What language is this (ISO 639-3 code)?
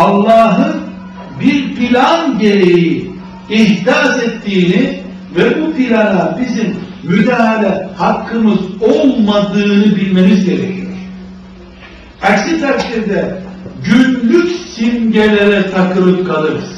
tur